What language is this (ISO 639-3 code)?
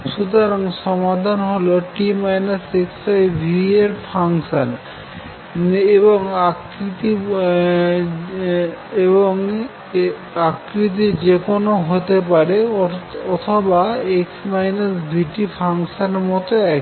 ben